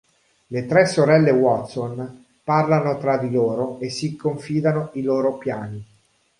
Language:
Italian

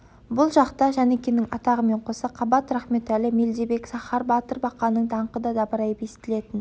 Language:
Kazakh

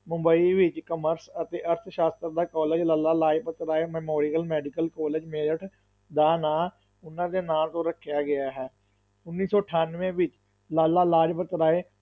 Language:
Punjabi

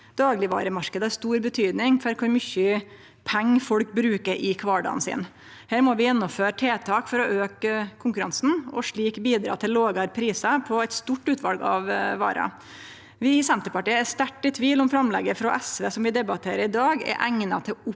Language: Norwegian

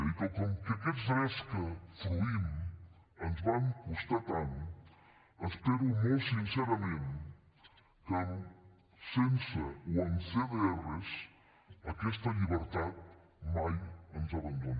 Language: Catalan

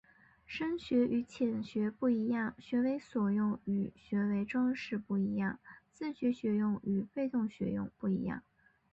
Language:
Chinese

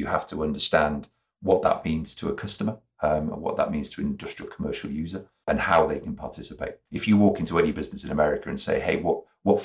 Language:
English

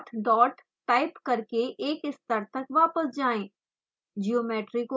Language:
Hindi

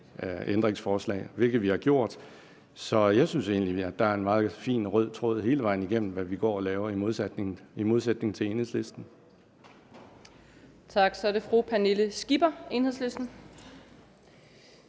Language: Danish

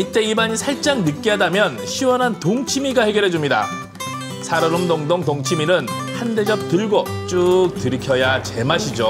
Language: Korean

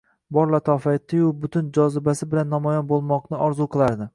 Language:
Uzbek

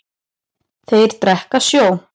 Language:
Icelandic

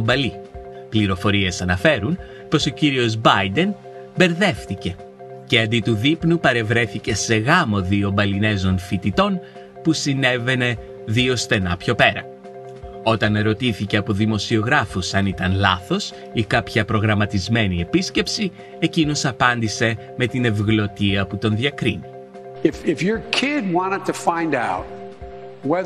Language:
Greek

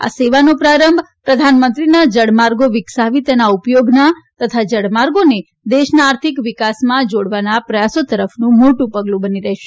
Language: Gujarati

